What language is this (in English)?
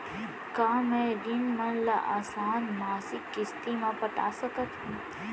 Chhattisgarhi